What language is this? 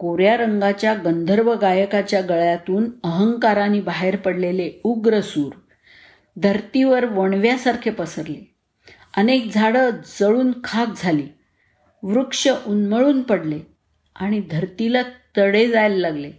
Marathi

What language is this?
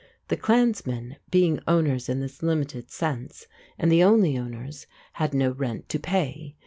English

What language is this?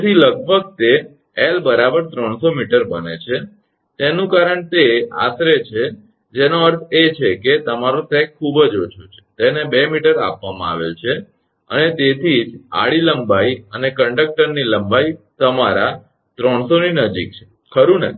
Gujarati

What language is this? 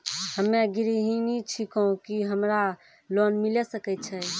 Maithili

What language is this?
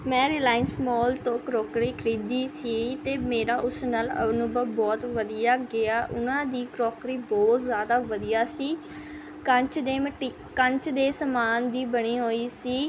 Punjabi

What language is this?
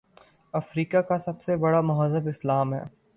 Urdu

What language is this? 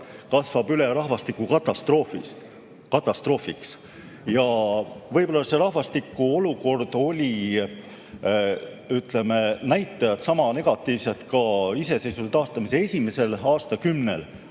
Estonian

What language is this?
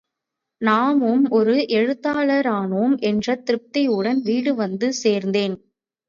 Tamil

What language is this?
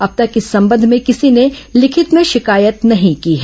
Hindi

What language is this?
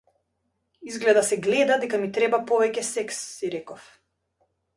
Macedonian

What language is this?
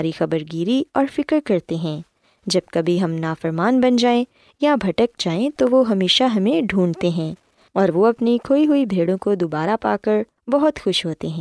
Urdu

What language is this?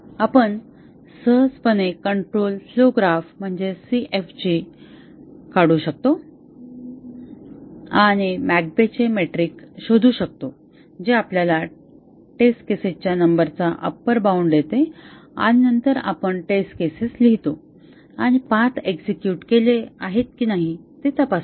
Marathi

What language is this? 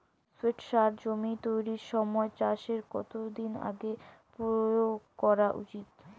Bangla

